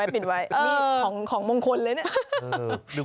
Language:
Thai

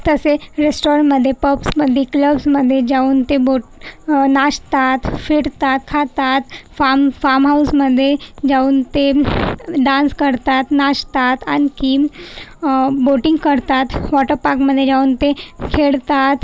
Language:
Marathi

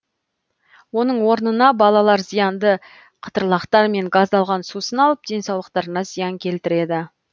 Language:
Kazakh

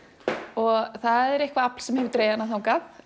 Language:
Icelandic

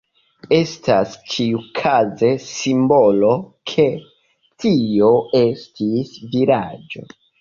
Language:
Esperanto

